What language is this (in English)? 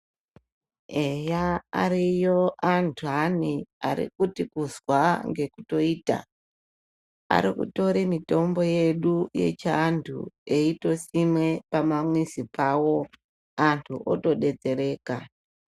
Ndau